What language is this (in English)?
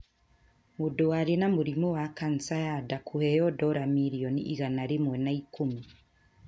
Kikuyu